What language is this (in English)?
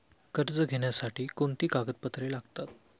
Marathi